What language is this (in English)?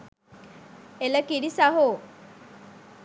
Sinhala